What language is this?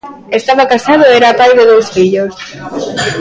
Galician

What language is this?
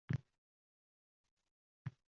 Uzbek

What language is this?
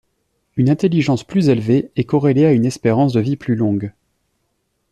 French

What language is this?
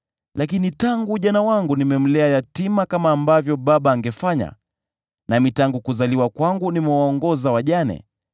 Swahili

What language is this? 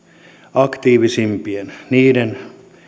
Finnish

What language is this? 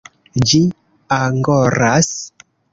Esperanto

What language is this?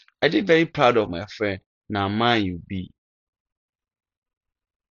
Nigerian Pidgin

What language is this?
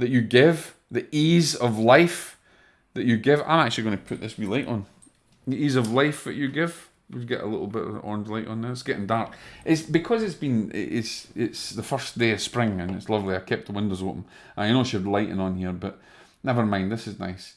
English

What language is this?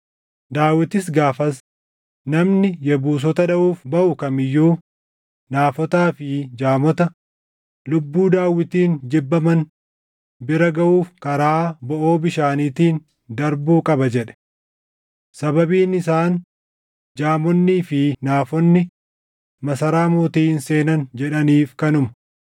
Oromo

